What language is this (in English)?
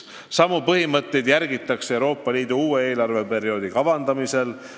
Estonian